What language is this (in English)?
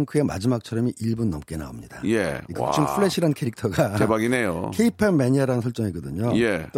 Korean